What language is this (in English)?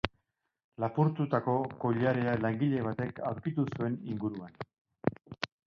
Basque